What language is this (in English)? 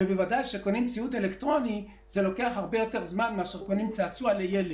Hebrew